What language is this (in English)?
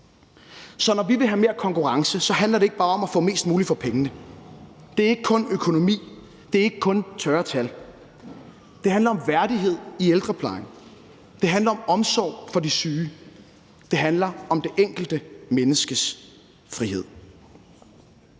Danish